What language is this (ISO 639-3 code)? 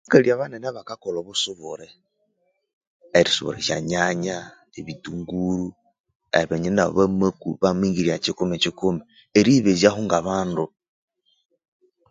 koo